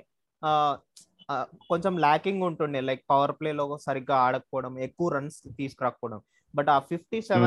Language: Telugu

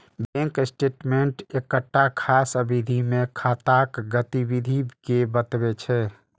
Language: Maithili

